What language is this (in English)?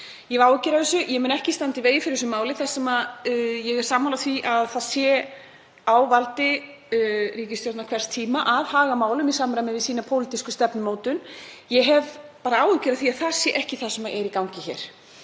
Icelandic